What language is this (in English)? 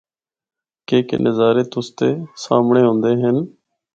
Northern Hindko